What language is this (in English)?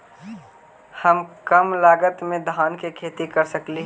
Magahi